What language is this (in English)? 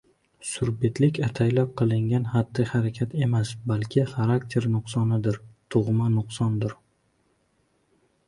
Uzbek